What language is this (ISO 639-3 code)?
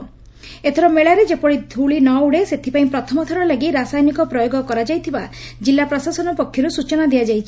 ori